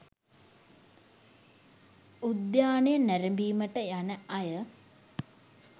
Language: Sinhala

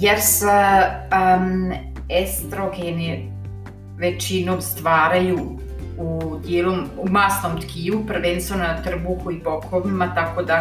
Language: Croatian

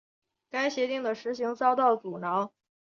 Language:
Chinese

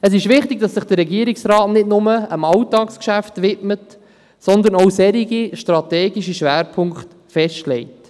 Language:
Swiss German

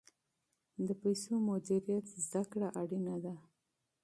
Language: Pashto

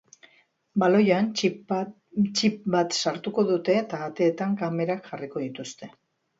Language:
Basque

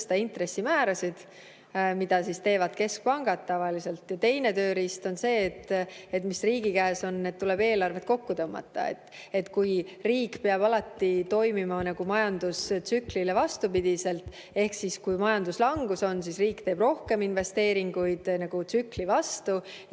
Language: Estonian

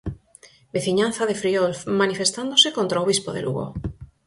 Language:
Galician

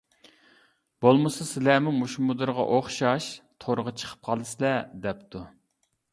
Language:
Uyghur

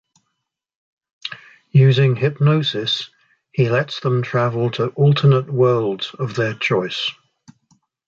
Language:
English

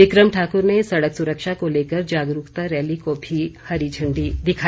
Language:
Hindi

